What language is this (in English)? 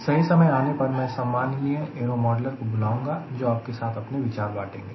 Hindi